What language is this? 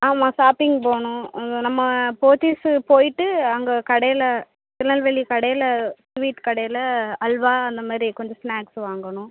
Tamil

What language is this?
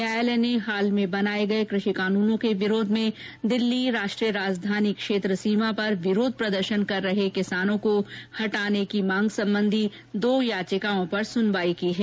Hindi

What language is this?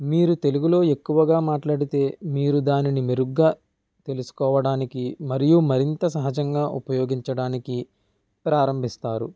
Telugu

